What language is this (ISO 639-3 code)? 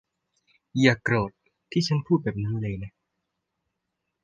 tha